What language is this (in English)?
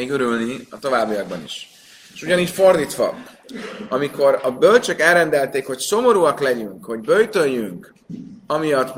Hungarian